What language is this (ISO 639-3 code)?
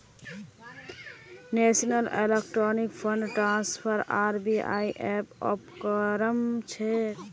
mag